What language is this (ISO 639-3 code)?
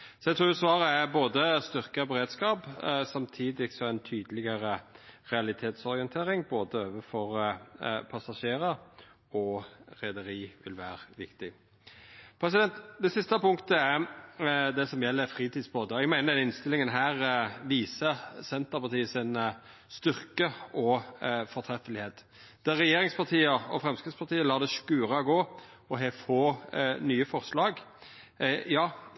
nno